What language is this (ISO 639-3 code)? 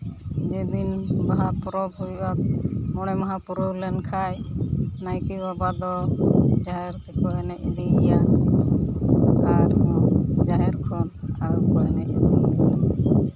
sat